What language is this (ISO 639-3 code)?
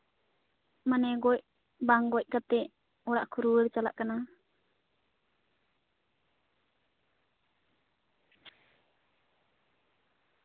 sat